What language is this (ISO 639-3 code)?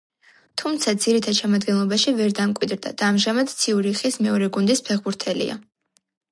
kat